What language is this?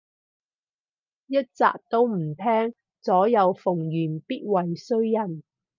Cantonese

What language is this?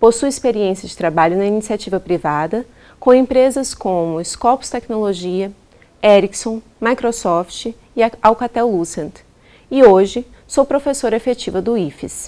Portuguese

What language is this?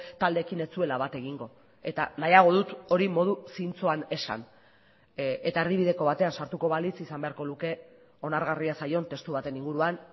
Basque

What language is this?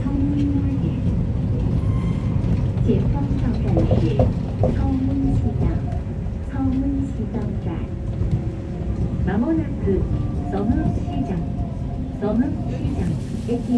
Korean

